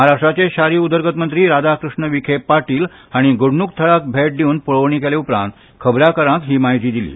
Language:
Konkani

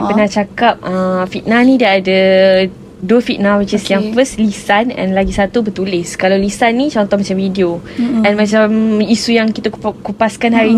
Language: Malay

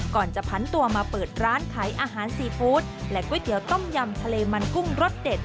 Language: Thai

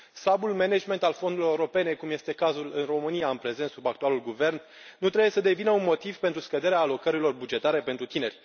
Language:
Romanian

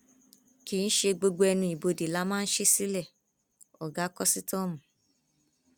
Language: Yoruba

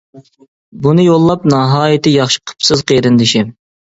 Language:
Uyghur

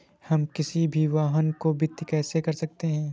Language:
Hindi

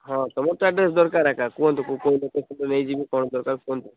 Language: Odia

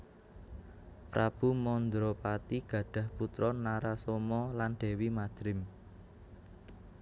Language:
Javanese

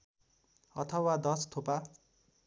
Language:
Nepali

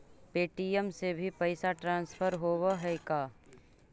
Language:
Magahi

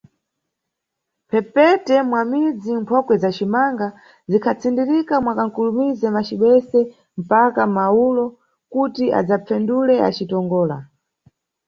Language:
Nyungwe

